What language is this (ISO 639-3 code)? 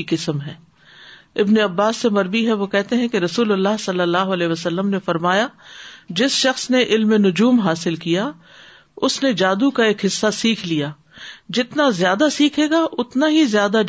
urd